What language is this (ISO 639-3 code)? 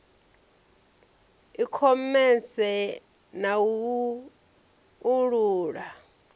ven